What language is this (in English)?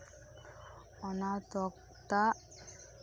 Santali